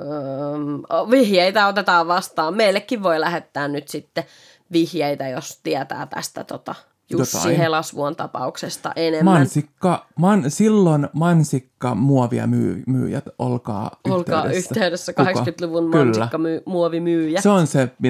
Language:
Finnish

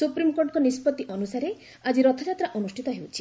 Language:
Odia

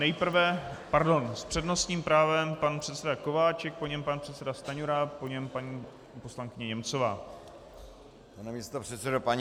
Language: Czech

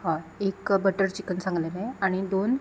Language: Konkani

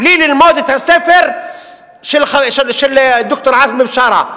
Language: Hebrew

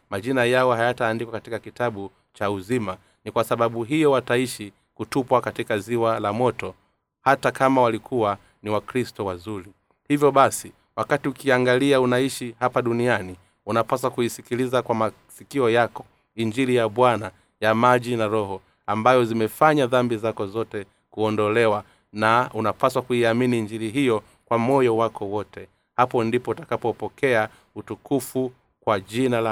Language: Swahili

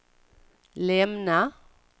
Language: Swedish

